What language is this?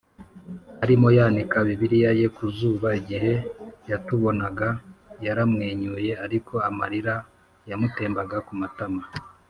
Kinyarwanda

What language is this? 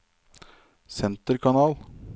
Norwegian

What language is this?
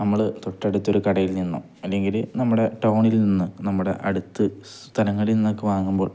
Malayalam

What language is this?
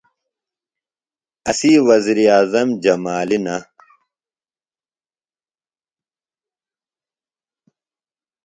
Phalura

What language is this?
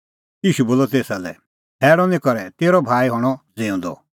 Kullu Pahari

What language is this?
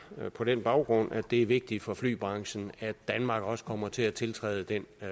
Danish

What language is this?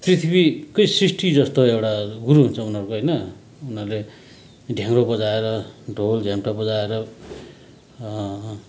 Nepali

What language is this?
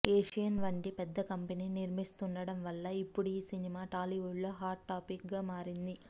Telugu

